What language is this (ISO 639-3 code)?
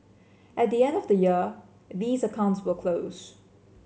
eng